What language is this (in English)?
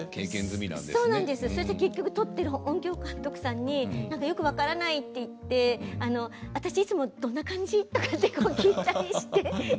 Japanese